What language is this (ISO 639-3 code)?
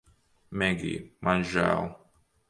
lav